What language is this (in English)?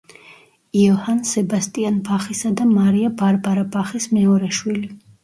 Georgian